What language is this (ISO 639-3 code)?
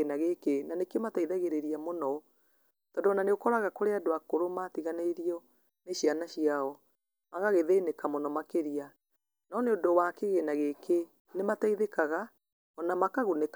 kik